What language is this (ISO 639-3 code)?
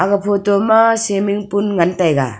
nnp